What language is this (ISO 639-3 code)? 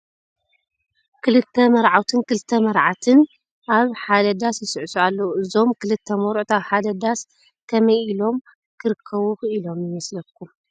tir